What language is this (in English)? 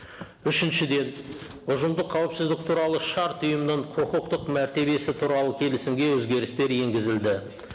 Kazakh